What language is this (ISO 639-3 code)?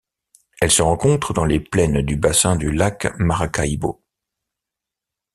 fra